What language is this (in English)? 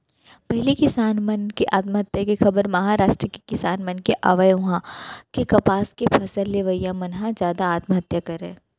Chhattisgarhi